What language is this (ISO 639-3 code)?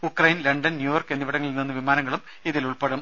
mal